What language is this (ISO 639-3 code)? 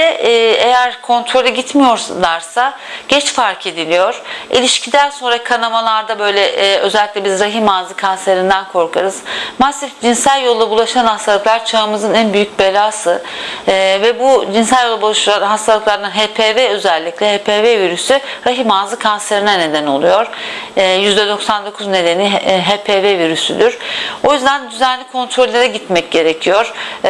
tur